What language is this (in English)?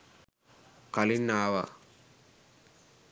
Sinhala